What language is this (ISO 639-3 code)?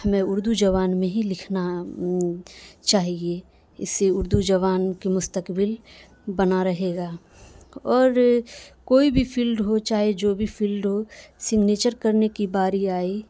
urd